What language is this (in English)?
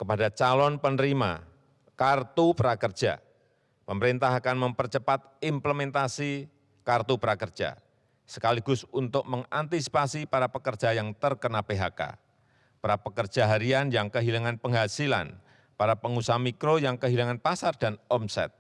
Indonesian